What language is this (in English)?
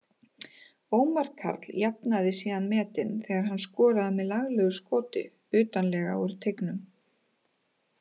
Icelandic